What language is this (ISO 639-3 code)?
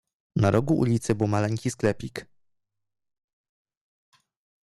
pol